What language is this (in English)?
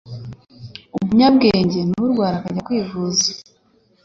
Kinyarwanda